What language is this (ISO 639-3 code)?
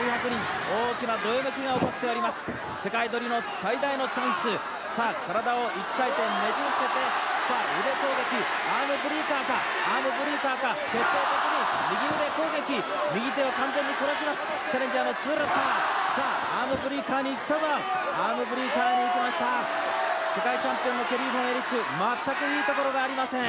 jpn